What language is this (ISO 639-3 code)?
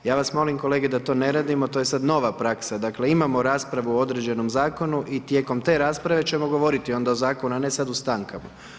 hrv